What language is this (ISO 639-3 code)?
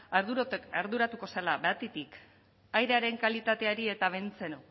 eus